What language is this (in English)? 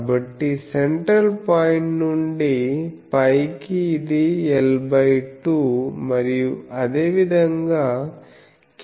Telugu